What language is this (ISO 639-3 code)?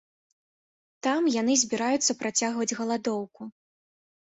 bel